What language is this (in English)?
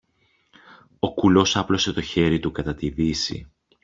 Greek